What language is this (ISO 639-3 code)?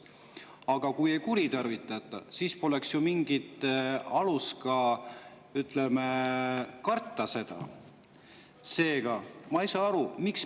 est